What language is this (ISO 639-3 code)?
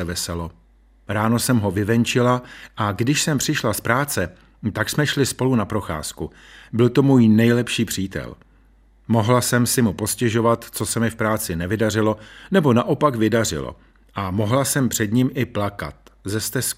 ces